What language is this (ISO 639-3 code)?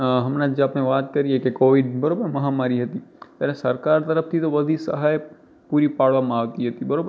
guj